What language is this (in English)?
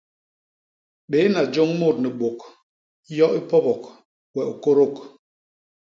Basaa